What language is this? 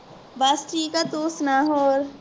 Punjabi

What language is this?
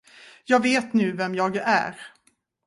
Swedish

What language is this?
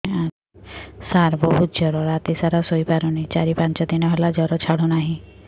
Odia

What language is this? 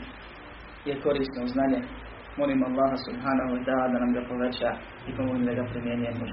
Croatian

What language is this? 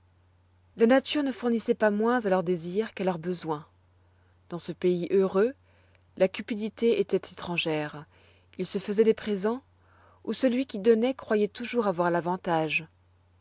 French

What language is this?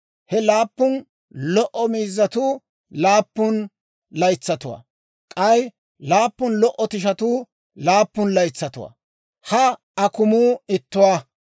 Dawro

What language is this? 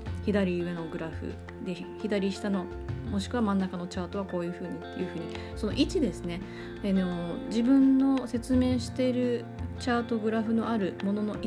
Japanese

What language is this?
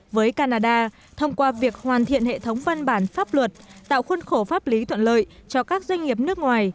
Vietnamese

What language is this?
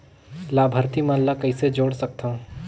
Chhattisgarhi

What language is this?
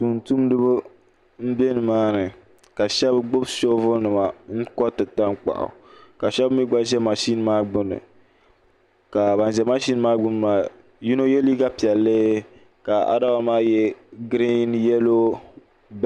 Dagbani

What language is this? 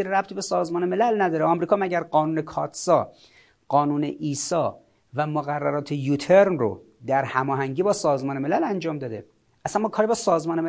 Persian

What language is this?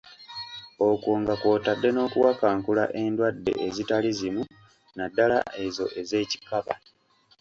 Ganda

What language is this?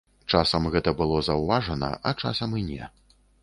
Belarusian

